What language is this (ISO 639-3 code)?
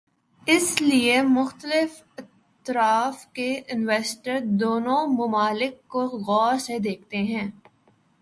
urd